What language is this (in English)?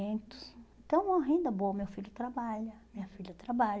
Portuguese